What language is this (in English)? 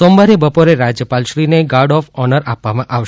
Gujarati